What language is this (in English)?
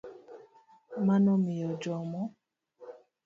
Luo (Kenya and Tanzania)